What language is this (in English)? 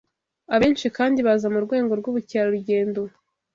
Kinyarwanda